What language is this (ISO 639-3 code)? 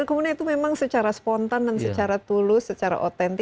ind